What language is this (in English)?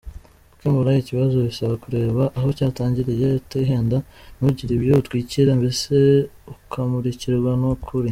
Kinyarwanda